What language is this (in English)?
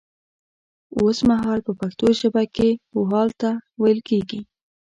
Pashto